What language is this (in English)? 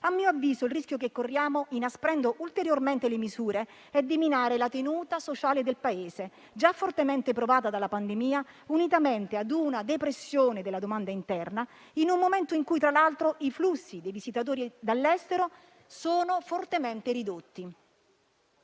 Italian